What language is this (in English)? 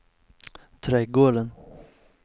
Swedish